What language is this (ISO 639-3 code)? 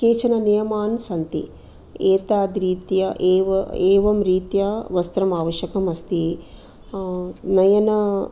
san